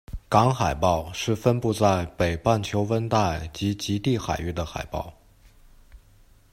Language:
Chinese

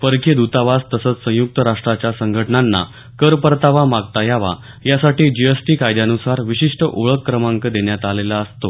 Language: Marathi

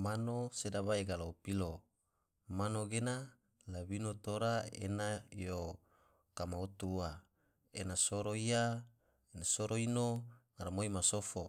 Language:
Tidore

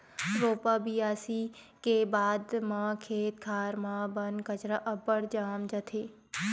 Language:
Chhattisgarhi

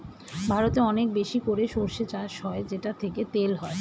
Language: Bangla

